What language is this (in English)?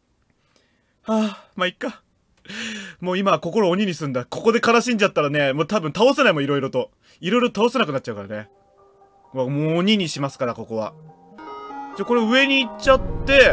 Japanese